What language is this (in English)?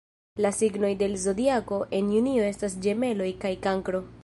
Esperanto